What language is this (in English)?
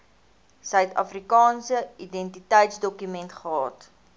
Afrikaans